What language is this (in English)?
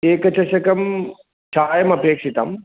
Sanskrit